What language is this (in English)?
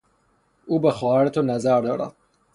Persian